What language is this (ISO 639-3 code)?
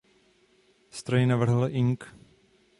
ces